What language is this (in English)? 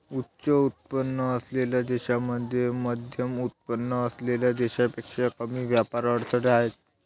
Marathi